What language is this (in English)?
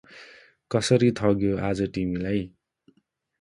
Nepali